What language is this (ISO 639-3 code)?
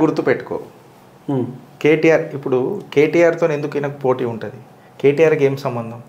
tel